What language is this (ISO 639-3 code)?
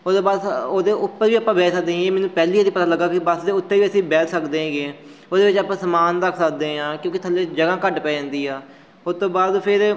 pan